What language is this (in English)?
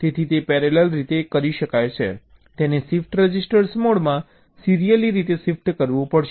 Gujarati